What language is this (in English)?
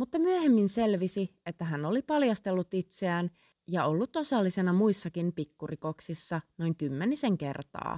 Finnish